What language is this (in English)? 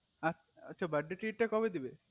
Bangla